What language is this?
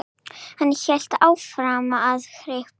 Icelandic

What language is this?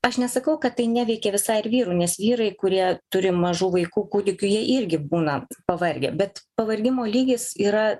Lithuanian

